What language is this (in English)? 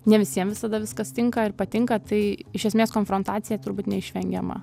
Lithuanian